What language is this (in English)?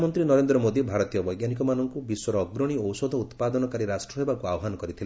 Odia